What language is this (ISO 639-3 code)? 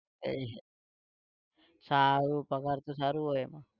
guj